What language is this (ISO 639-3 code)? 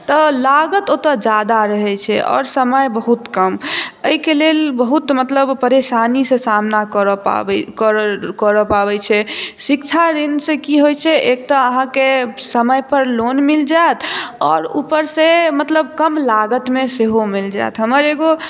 mai